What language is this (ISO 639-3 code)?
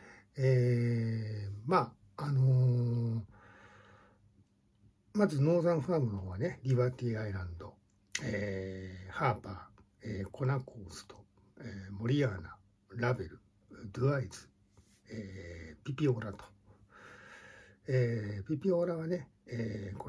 jpn